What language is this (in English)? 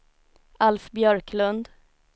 Swedish